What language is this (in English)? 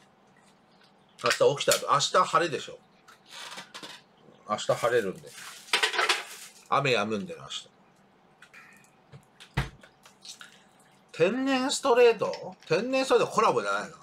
Japanese